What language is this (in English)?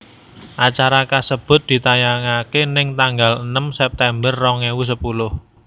Javanese